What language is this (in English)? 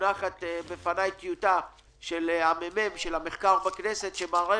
Hebrew